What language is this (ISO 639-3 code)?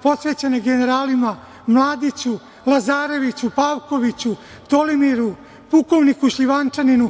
srp